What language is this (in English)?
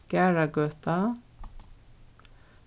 Faroese